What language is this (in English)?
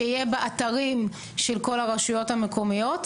Hebrew